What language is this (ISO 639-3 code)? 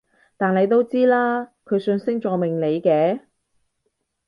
yue